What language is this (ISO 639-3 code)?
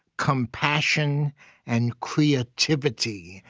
eng